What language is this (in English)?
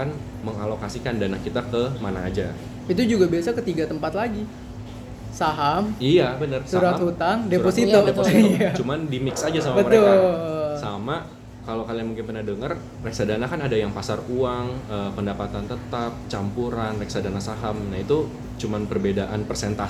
Indonesian